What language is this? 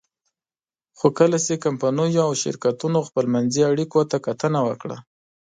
Pashto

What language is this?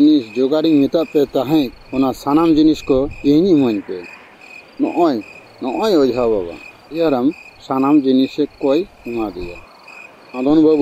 Indonesian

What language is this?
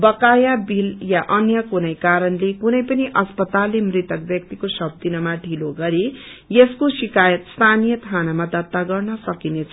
Nepali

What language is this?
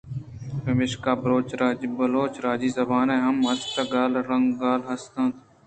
Eastern Balochi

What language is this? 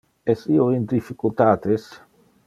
Interlingua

